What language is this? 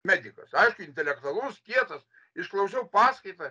Lithuanian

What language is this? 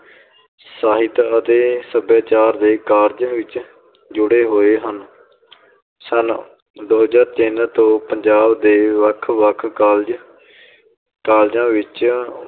Punjabi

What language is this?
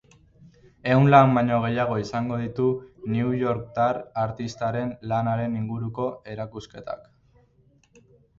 Basque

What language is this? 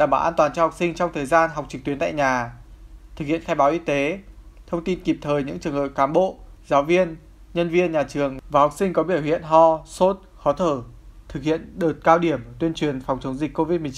Vietnamese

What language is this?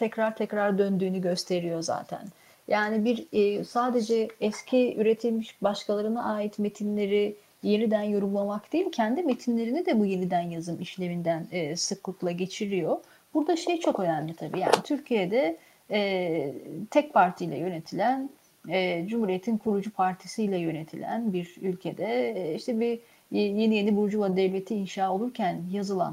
Turkish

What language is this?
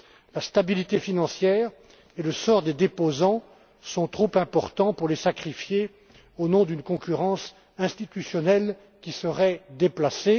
French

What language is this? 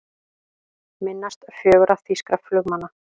Icelandic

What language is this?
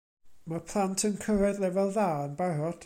Welsh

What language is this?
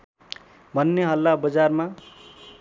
Nepali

